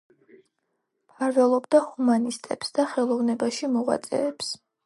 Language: Georgian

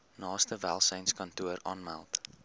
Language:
Afrikaans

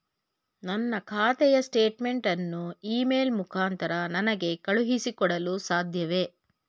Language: Kannada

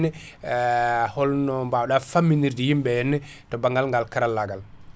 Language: Fula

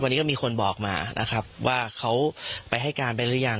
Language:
Thai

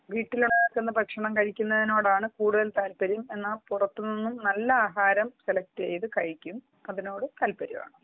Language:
Malayalam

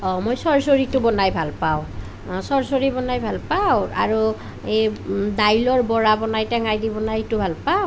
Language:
Assamese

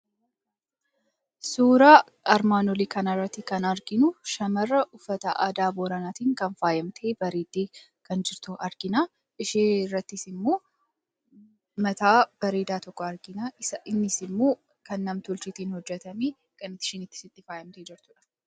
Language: Oromo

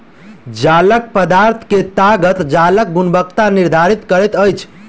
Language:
Maithili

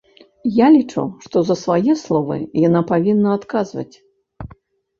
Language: Belarusian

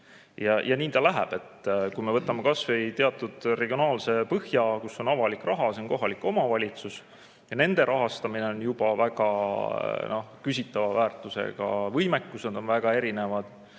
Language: Estonian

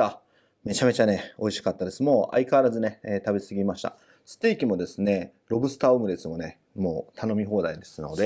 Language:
Japanese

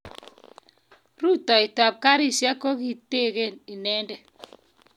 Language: Kalenjin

